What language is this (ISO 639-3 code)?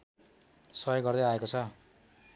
nep